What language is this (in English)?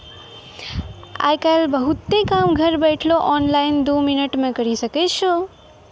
Maithili